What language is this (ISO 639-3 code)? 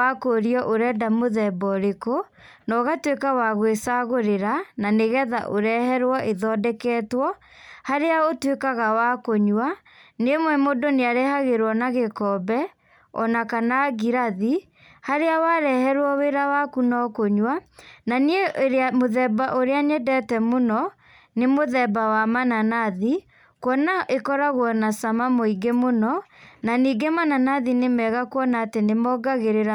kik